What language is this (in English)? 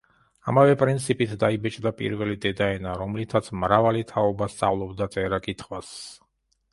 Georgian